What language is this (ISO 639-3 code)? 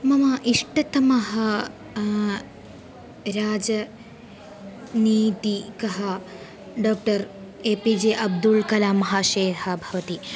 san